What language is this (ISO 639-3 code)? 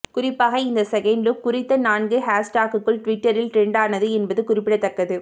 tam